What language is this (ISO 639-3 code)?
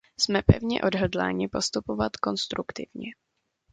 ces